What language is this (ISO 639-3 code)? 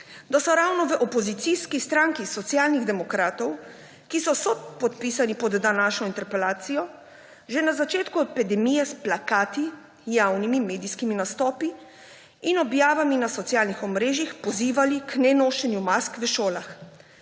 slv